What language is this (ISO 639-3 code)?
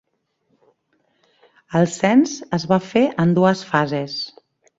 cat